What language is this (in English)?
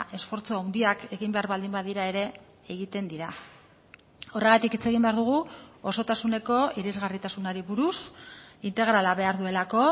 Basque